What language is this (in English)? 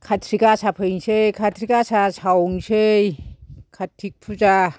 Bodo